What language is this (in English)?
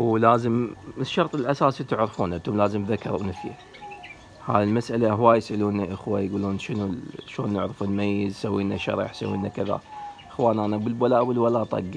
Arabic